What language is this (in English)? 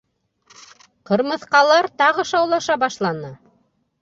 Bashkir